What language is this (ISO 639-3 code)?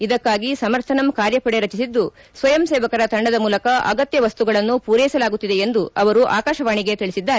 kan